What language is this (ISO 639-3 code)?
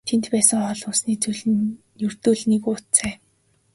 mon